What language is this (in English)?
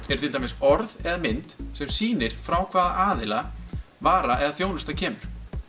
Icelandic